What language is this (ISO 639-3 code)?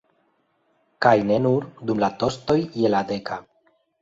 epo